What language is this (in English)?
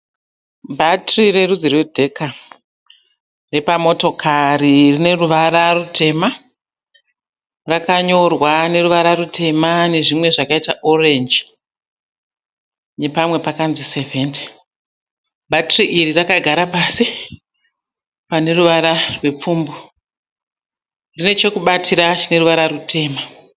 Shona